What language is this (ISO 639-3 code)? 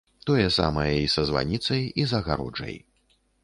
bel